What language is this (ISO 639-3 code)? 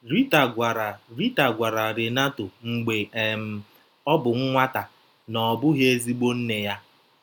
ibo